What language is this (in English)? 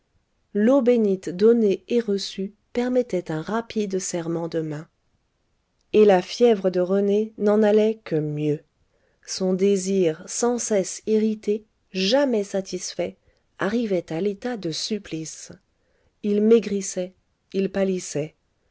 French